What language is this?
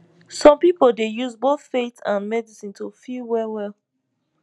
Nigerian Pidgin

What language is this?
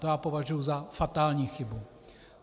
Czech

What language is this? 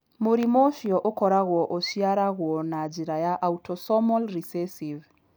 Kikuyu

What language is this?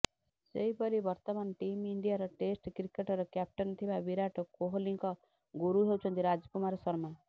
Odia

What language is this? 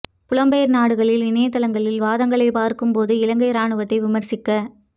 Tamil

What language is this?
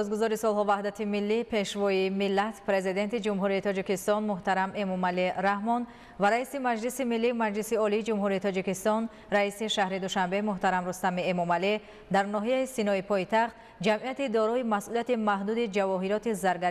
Persian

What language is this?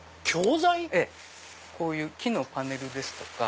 Japanese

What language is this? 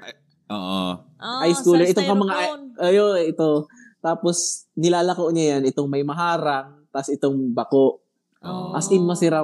Filipino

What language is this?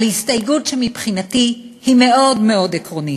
Hebrew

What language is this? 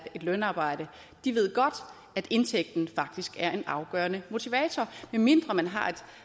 Danish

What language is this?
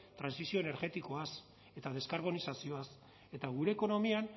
Basque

